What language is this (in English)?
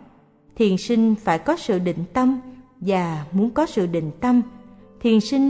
Vietnamese